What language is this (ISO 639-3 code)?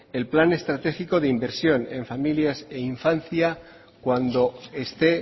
spa